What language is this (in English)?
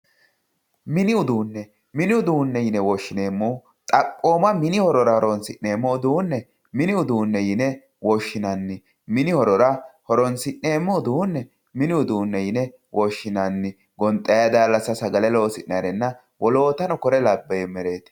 Sidamo